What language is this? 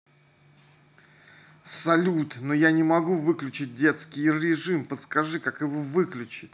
Russian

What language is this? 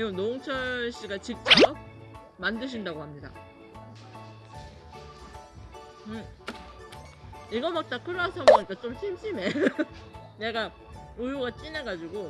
Korean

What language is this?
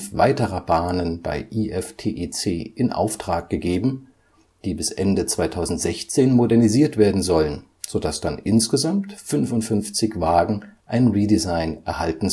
German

